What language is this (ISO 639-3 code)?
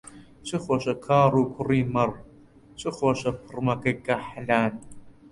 ckb